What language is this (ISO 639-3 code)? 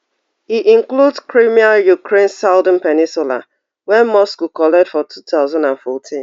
pcm